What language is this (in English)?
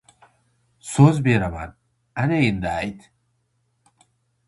Uzbek